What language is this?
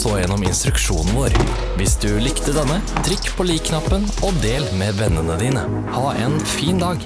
Norwegian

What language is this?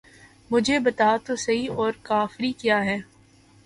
Urdu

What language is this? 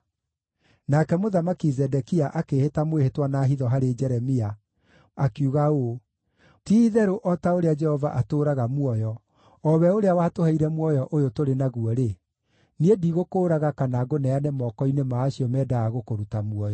Kikuyu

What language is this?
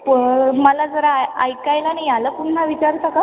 Marathi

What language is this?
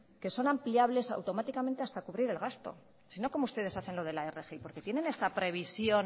Spanish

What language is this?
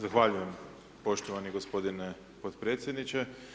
Croatian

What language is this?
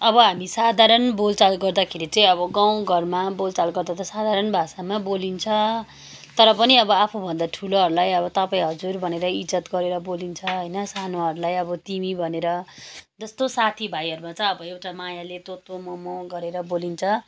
Nepali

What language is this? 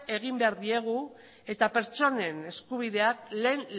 Basque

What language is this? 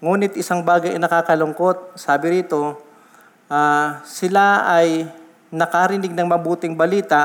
Filipino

